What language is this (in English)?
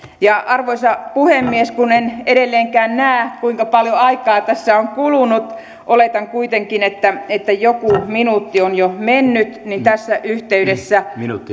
Finnish